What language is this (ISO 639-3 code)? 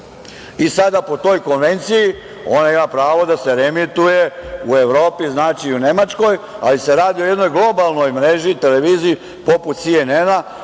srp